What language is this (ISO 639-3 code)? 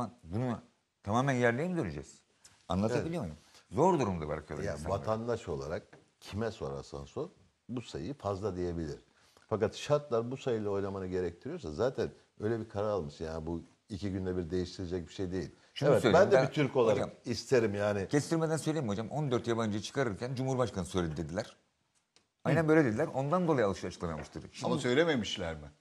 tur